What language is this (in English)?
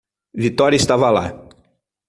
Portuguese